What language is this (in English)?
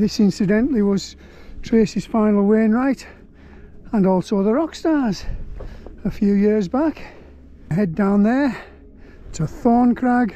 English